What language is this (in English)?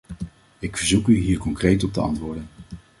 Dutch